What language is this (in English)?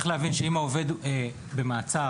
Hebrew